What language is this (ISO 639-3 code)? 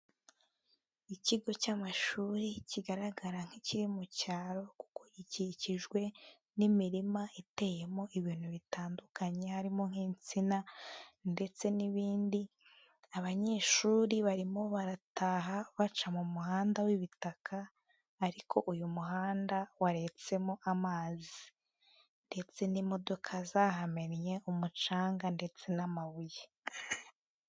kin